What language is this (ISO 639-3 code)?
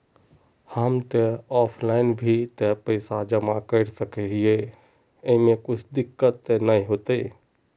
mag